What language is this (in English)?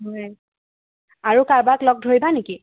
Assamese